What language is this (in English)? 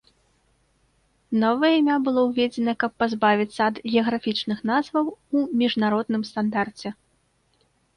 Belarusian